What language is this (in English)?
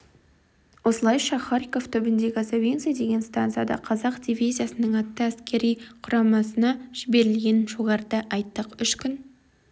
Kazakh